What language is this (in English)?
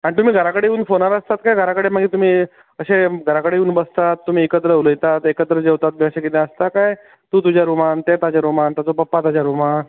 Konkani